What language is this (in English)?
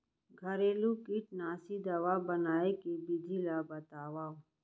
Chhattisgarhi